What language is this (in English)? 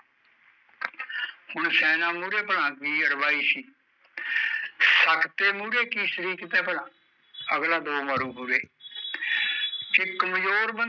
Punjabi